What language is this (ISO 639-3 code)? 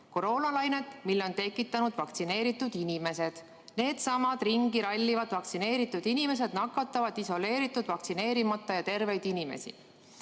est